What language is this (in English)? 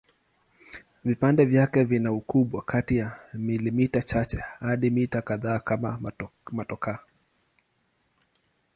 Swahili